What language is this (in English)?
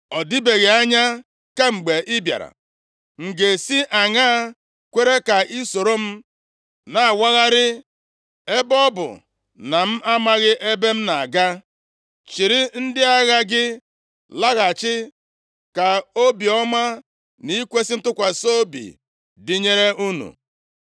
Igbo